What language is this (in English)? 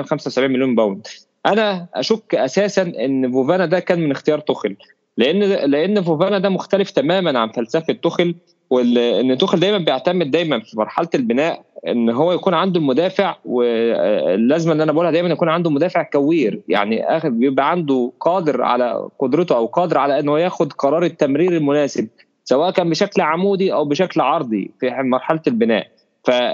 Arabic